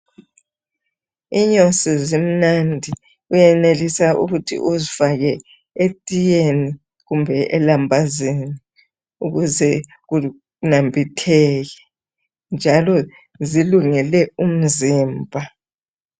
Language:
North Ndebele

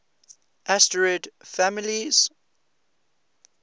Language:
English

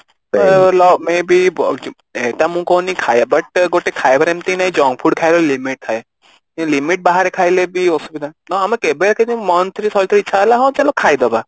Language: Odia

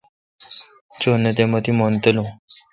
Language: Kalkoti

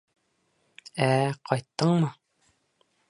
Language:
Bashkir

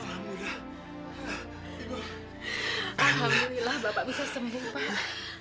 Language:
Indonesian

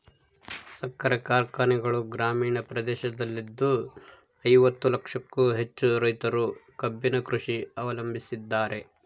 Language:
Kannada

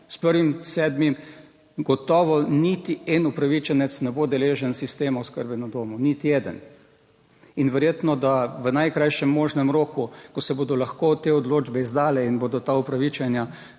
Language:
Slovenian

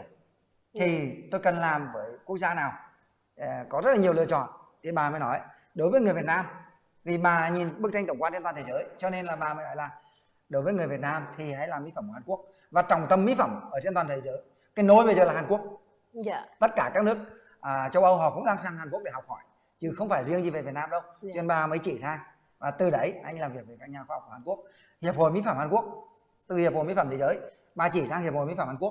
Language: Vietnamese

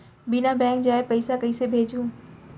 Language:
Chhattisgarhi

